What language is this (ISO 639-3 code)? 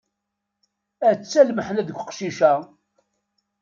kab